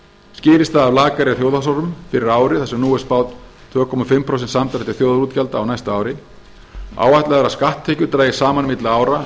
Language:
Icelandic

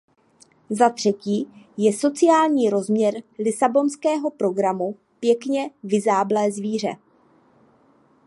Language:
Czech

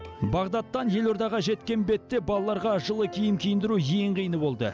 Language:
Kazakh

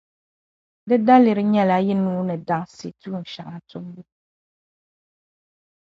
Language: Dagbani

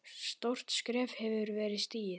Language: Icelandic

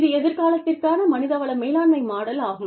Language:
Tamil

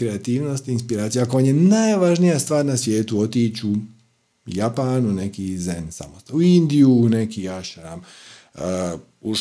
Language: Croatian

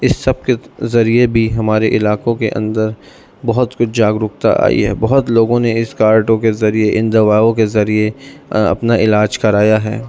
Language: Urdu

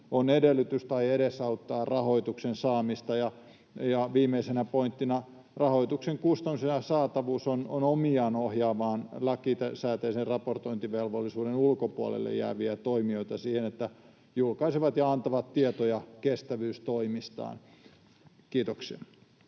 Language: Finnish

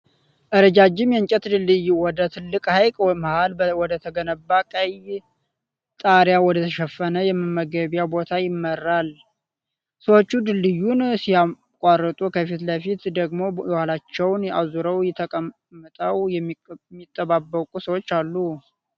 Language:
Amharic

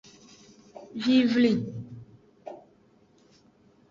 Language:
Aja (Benin)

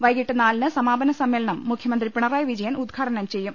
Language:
Malayalam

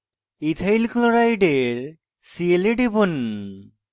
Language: Bangla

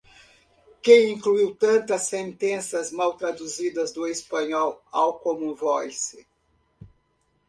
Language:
Portuguese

